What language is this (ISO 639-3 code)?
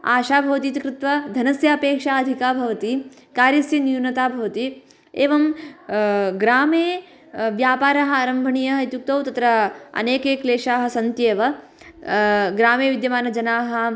san